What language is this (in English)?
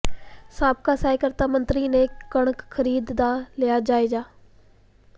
Punjabi